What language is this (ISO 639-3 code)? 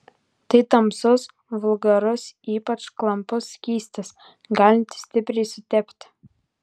lit